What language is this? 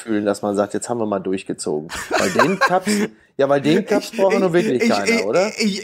German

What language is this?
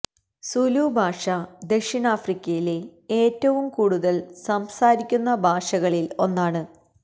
Malayalam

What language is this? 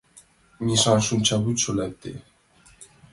Mari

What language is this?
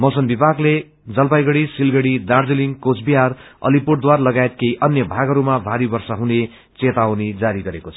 Nepali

